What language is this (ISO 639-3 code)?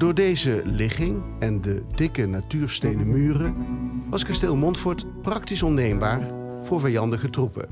nld